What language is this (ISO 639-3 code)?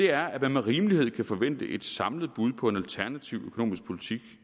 dan